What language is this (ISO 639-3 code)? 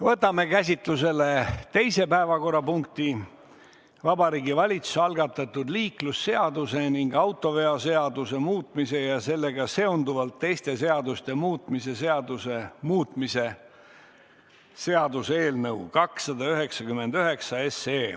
est